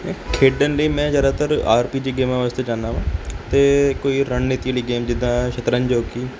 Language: Punjabi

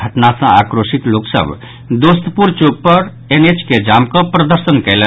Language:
Maithili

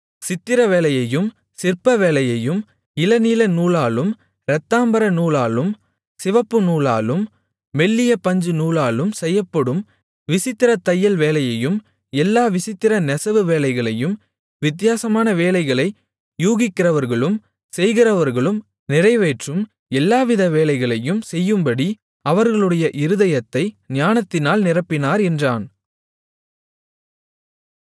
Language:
Tamil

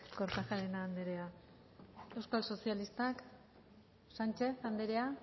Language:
Basque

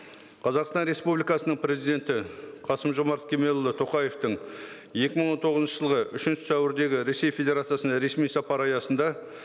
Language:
Kazakh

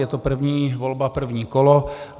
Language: Czech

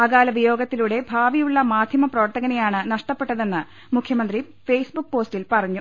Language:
Malayalam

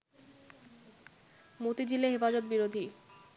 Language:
Bangla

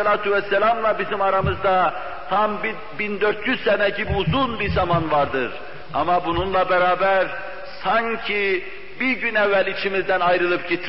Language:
Turkish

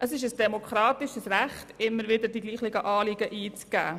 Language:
Swiss German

